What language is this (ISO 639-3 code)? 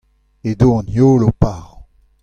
bre